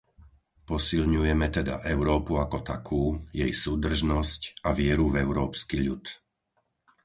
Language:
Slovak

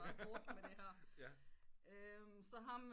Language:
Danish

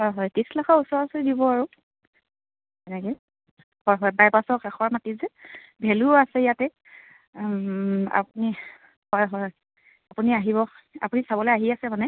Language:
Assamese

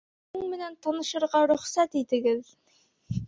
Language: Bashkir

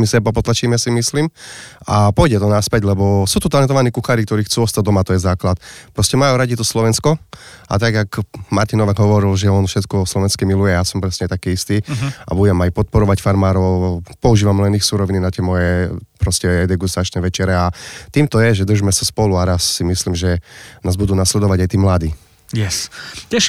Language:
Slovak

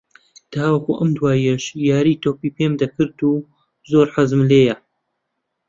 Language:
Central Kurdish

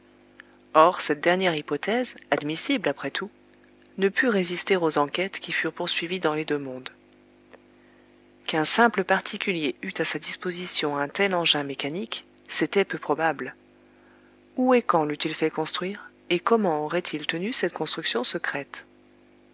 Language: French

